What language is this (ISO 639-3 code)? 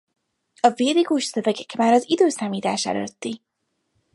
hun